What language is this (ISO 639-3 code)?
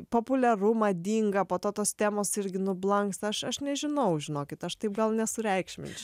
lit